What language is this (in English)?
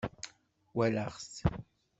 Kabyle